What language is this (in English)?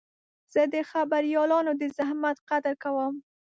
Pashto